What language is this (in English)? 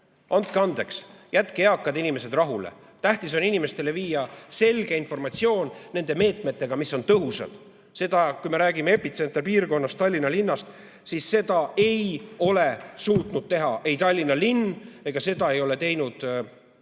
Estonian